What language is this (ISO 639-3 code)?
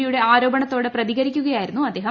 mal